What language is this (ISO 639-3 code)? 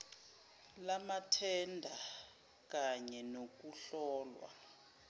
zul